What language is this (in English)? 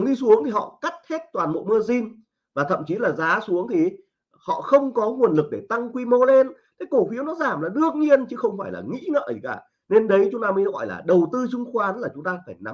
Vietnamese